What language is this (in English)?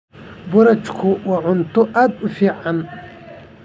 Somali